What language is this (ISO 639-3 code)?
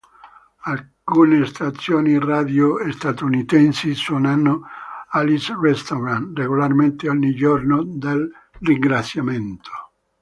ita